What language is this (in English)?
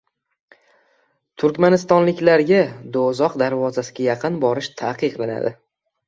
Uzbek